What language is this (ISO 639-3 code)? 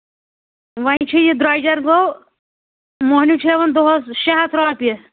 kas